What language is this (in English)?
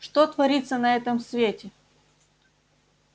Russian